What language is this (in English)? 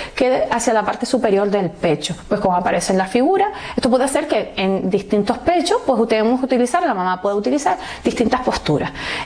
Spanish